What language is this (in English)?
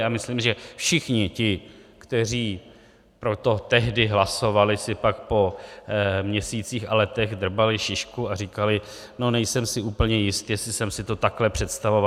Czech